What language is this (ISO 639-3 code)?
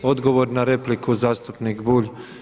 hrv